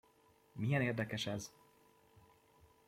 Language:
Hungarian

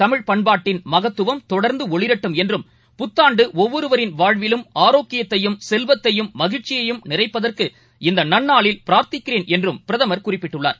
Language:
Tamil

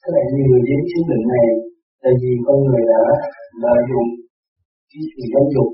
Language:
Vietnamese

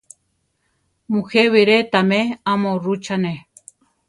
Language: Central Tarahumara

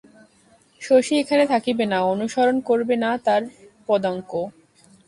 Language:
Bangla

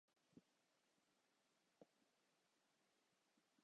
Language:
Japanese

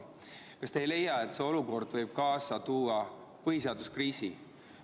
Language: Estonian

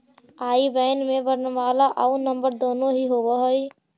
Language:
Magahi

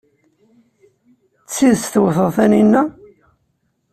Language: Kabyle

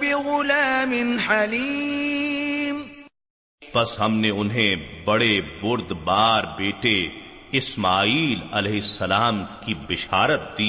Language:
Urdu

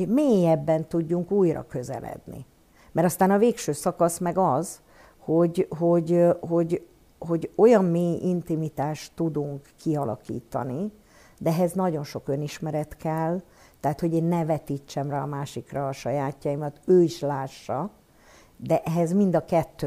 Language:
Hungarian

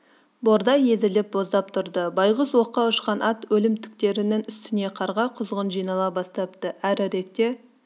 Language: Kazakh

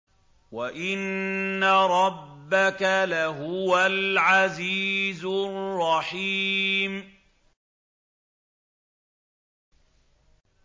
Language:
Arabic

